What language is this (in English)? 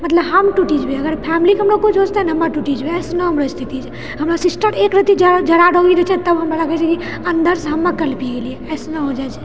Maithili